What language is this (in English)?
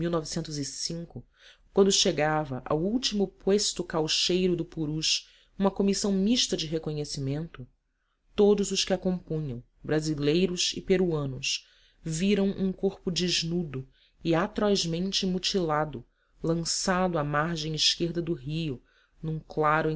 Portuguese